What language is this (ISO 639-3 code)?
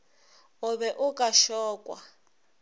nso